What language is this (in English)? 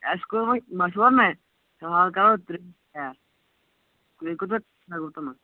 Kashmiri